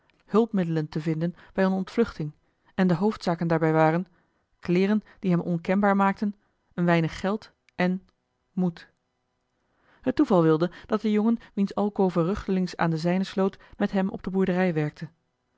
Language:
Dutch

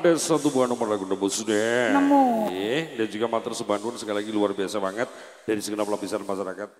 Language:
Indonesian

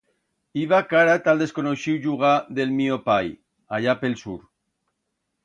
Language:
Aragonese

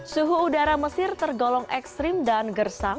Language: Indonesian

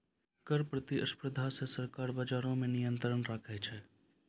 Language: Maithili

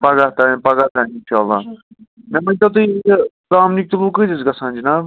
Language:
Kashmiri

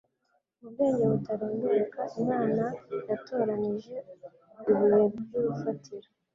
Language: Kinyarwanda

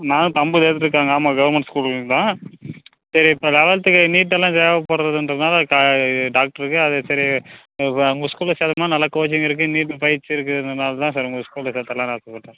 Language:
Tamil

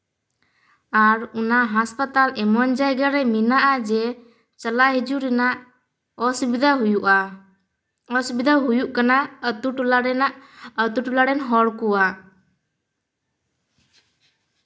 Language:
Santali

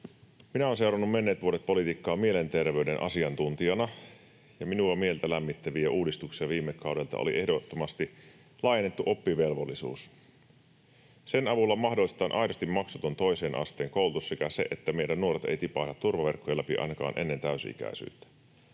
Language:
Finnish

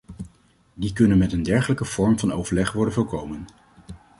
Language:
Dutch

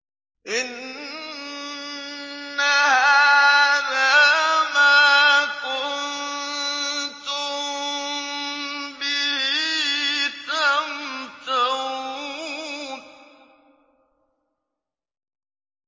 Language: Arabic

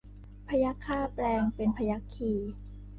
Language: Thai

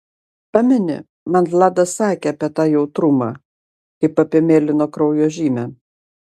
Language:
Lithuanian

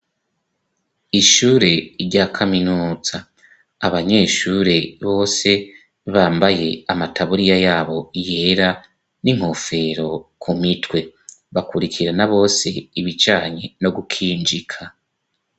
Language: Rundi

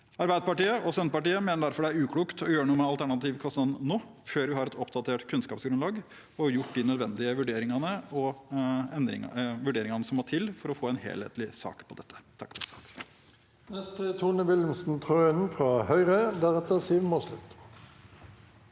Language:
Norwegian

